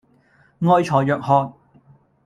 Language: Cantonese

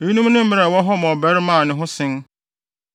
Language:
Akan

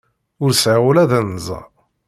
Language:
Kabyle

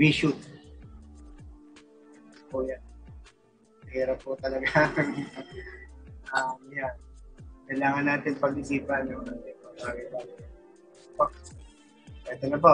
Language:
Filipino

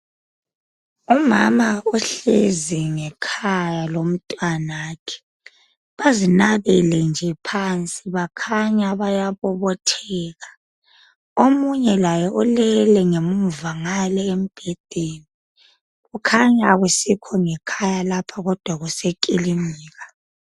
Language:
North Ndebele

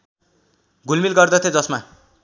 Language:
Nepali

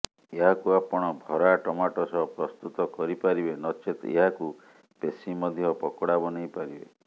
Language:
Odia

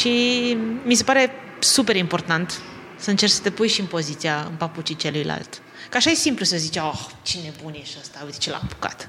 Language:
Romanian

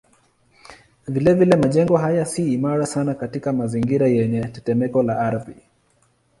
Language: Swahili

